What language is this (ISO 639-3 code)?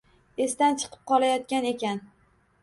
uzb